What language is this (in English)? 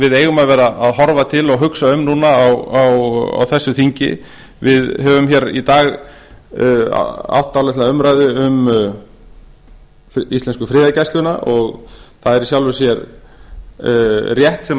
Icelandic